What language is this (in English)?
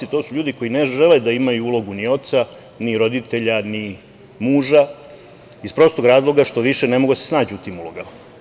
Serbian